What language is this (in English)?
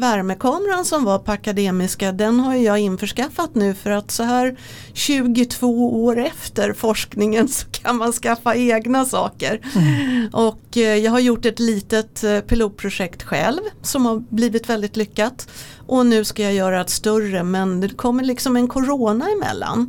Swedish